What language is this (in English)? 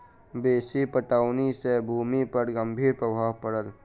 Maithili